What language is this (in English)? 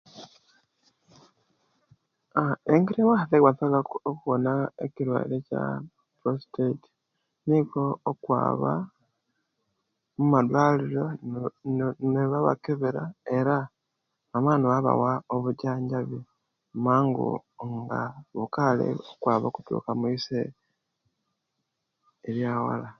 Kenyi